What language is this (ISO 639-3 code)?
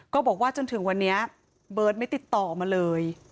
tha